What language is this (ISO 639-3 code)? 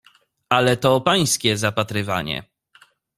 pol